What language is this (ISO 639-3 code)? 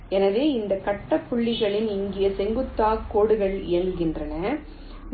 tam